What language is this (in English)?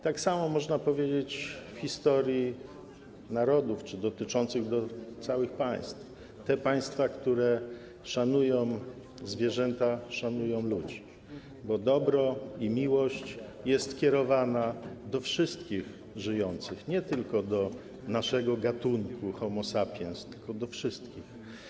Polish